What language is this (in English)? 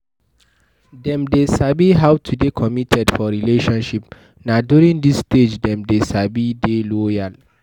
Nigerian Pidgin